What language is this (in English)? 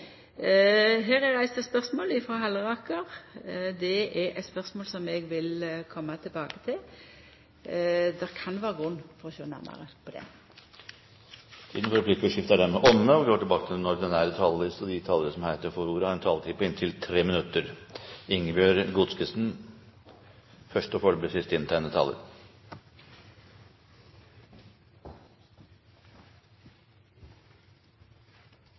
Norwegian